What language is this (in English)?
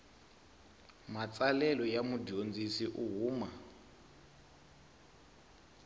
Tsonga